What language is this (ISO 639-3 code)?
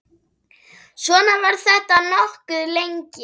isl